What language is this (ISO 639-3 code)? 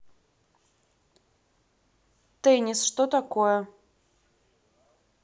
rus